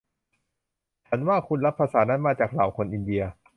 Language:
Thai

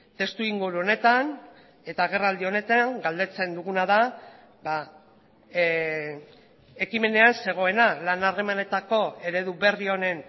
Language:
Basque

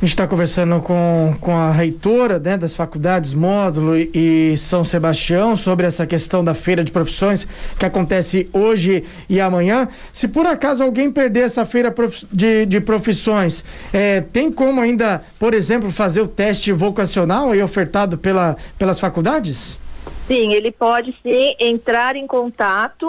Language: Portuguese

